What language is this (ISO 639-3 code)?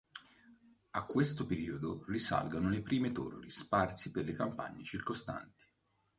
ita